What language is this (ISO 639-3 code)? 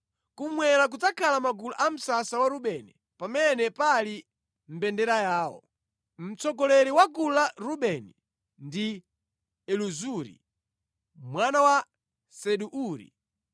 nya